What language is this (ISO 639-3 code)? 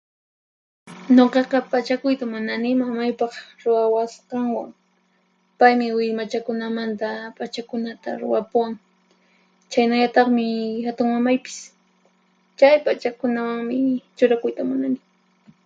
qxp